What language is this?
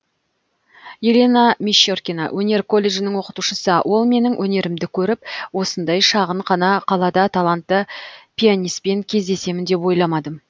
Kazakh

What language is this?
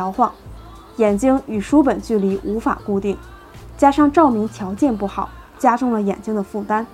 Chinese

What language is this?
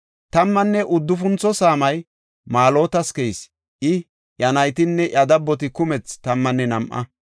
Gofa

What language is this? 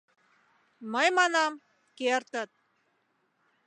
Mari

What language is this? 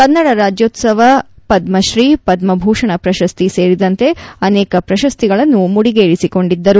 Kannada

